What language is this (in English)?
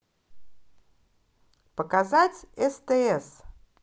Russian